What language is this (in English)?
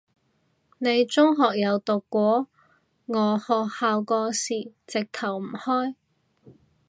Cantonese